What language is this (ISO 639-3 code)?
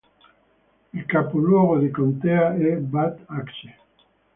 ita